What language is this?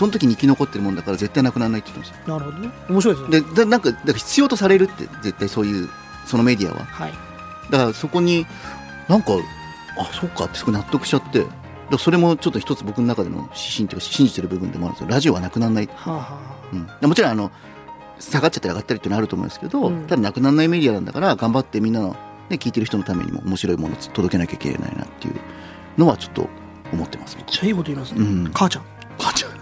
Japanese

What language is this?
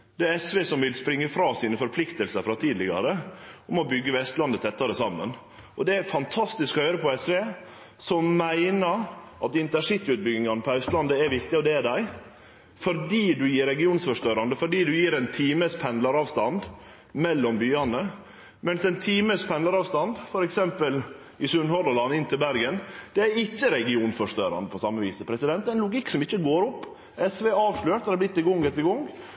Norwegian Nynorsk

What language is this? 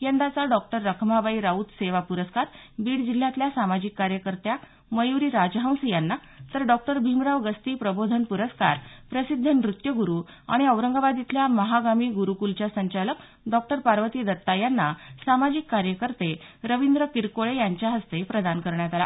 Marathi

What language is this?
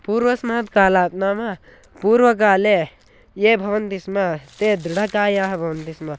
Sanskrit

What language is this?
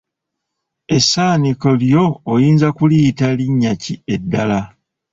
Ganda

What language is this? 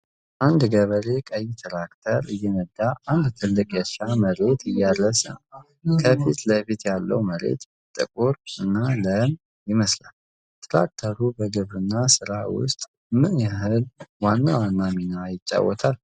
Amharic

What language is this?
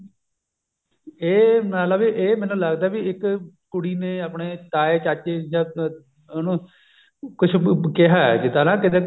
Punjabi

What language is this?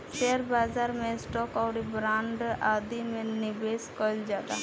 Bhojpuri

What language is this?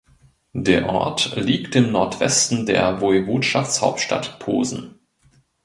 German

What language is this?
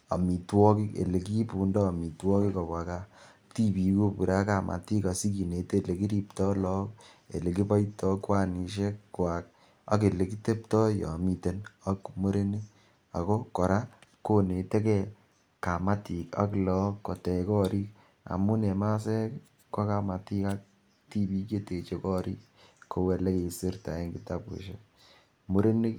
Kalenjin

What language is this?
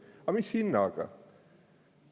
Estonian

